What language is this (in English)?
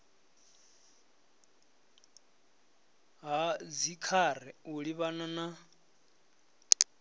Venda